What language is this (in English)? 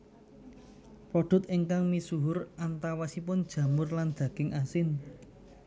Javanese